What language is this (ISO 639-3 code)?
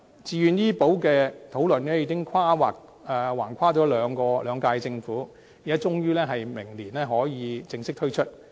yue